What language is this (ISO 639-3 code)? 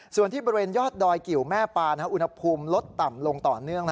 tha